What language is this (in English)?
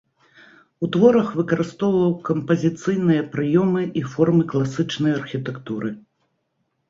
Belarusian